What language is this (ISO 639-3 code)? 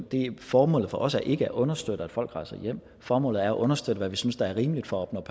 dan